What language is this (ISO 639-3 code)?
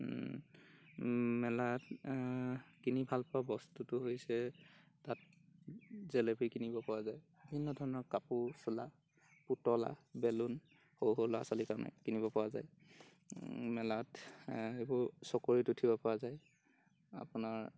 asm